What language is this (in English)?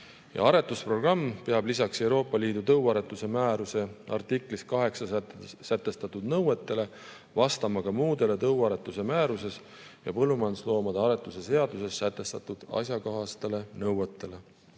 Estonian